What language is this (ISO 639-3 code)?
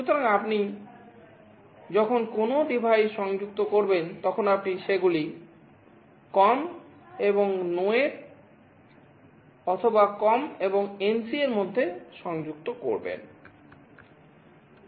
ben